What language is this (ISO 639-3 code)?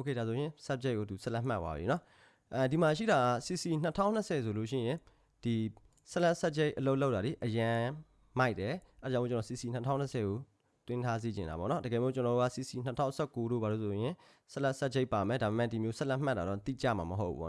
kor